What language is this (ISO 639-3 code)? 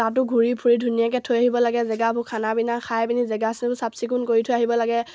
asm